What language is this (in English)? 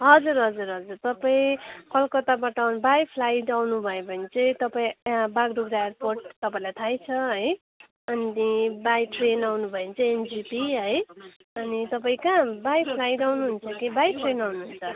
Nepali